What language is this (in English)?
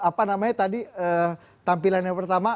Indonesian